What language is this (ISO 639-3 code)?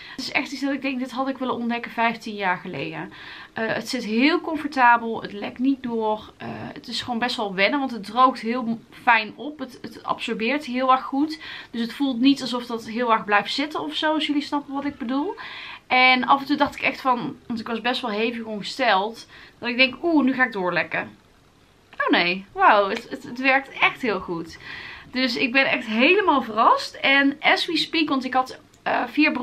nld